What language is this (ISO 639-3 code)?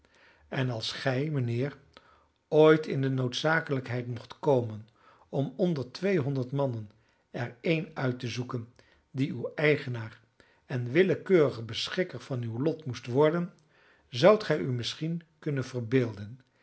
nld